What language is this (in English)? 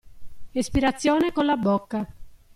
Italian